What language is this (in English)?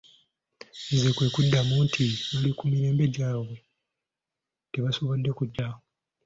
Ganda